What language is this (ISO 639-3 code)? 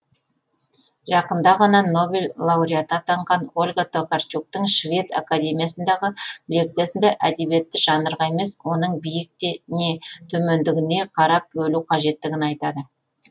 kaz